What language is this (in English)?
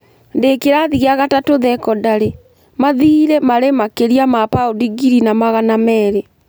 Kikuyu